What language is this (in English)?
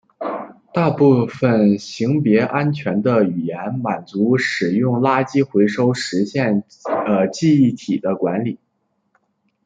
Chinese